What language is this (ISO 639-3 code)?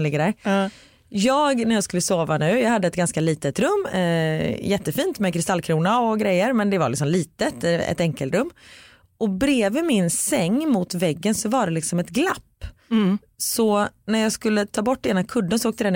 swe